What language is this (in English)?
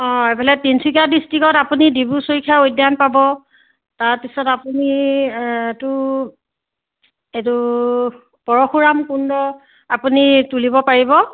Assamese